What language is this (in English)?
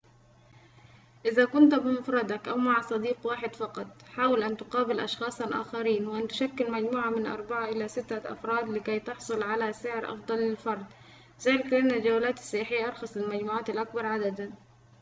Arabic